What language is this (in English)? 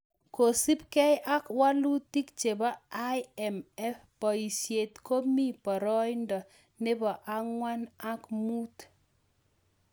Kalenjin